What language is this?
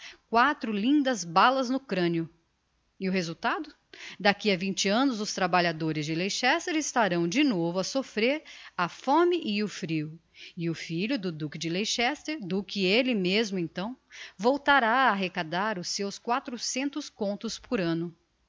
Portuguese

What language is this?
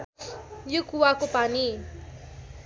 Nepali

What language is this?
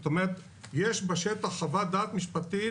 Hebrew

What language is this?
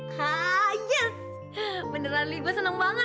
Indonesian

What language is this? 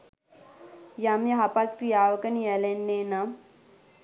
Sinhala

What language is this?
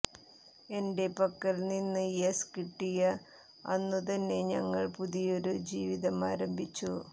Malayalam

